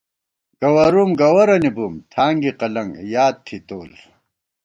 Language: Gawar-Bati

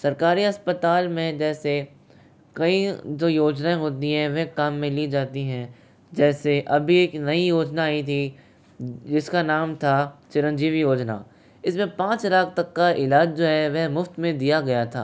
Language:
Hindi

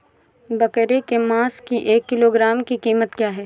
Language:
Hindi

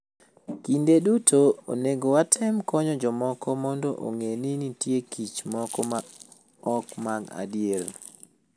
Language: Luo (Kenya and Tanzania)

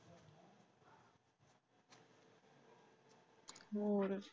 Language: Punjabi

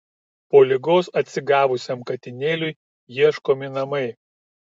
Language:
Lithuanian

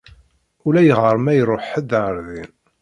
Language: Kabyle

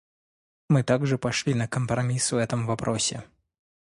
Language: Russian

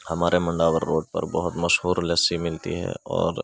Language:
Urdu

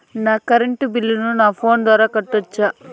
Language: Telugu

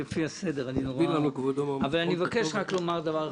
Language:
Hebrew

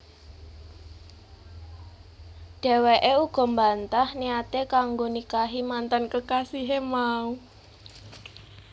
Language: Javanese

